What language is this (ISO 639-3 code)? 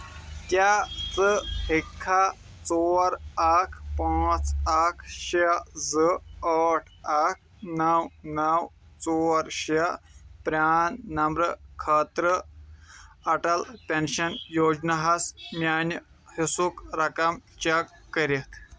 kas